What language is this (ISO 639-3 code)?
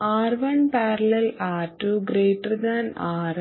mal